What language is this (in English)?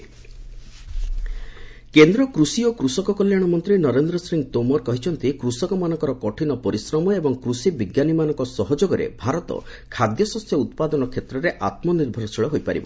Odia